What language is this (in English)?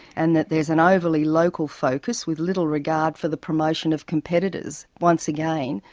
English